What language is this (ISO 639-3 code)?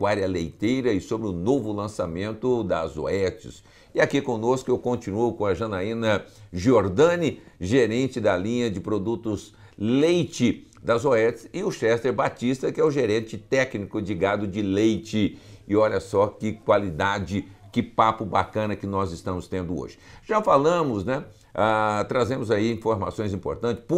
por